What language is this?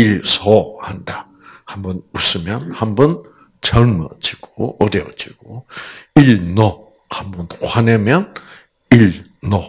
Korean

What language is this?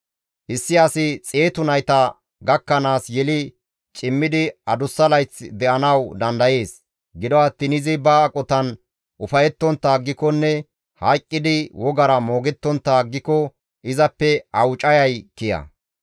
Gamo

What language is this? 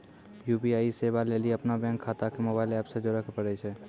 Maithili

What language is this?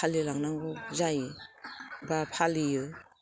Bodo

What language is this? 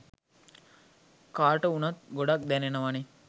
Sinhala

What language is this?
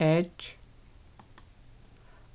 Faroese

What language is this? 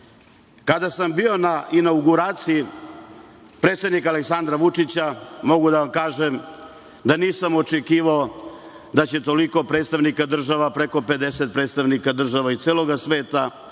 Serbian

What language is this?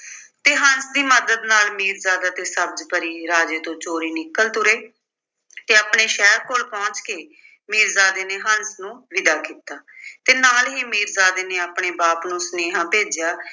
Punjabi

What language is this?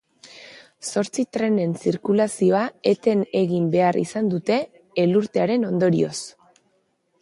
Basque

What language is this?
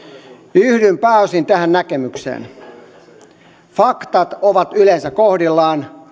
Finnish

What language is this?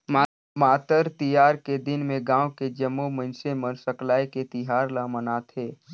Chhattisgarhi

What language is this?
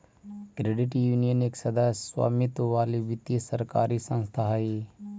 Magahi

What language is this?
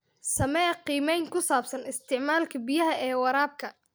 Somali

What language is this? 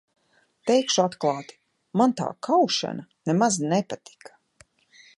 Latvian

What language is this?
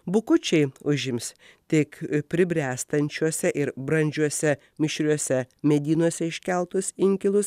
Lithuanian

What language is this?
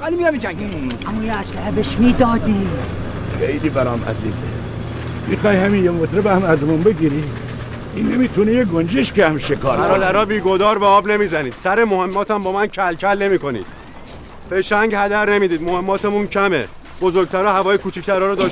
Persian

